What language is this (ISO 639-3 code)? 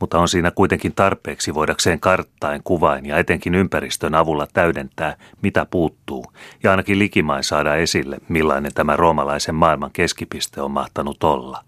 fin